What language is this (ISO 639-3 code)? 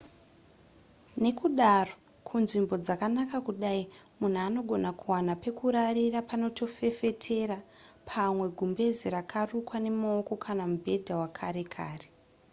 sna